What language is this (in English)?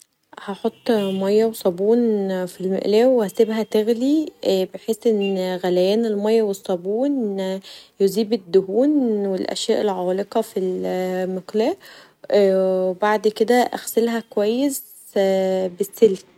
Egyptian Arabic